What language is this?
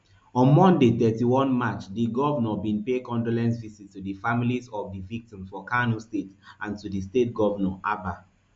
Nigerian Pidgin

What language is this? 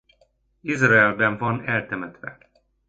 Hungarian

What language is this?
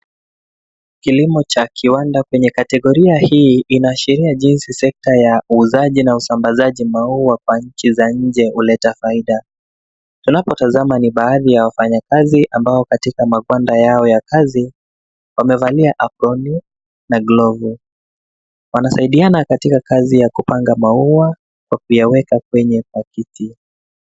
Swahili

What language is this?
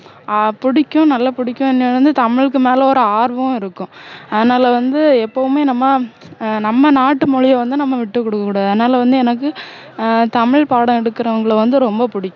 Tamil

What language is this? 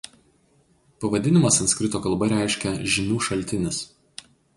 Lithuanian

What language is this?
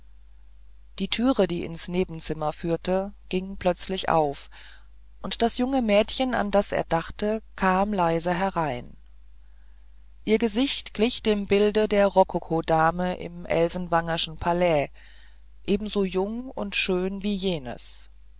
German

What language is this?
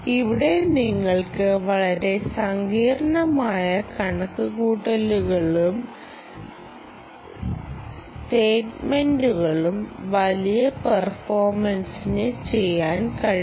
Malayalam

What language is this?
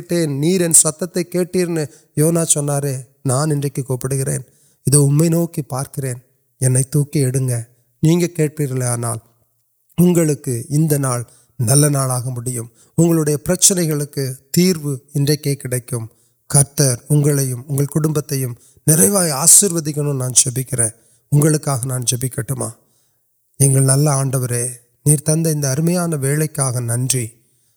Urdu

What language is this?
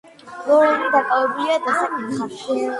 Georgian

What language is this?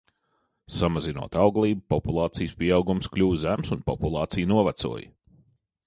Latvian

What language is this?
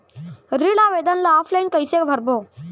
Chhattisgarhi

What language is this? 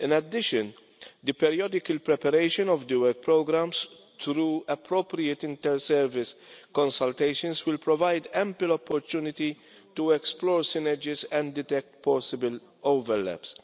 English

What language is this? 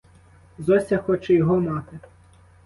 Ukrainian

